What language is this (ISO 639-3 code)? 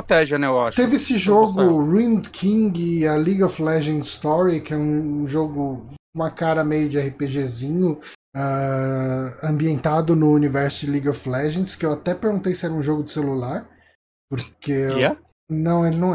por